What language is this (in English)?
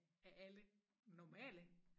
Danish